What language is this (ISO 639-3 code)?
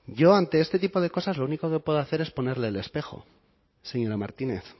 spa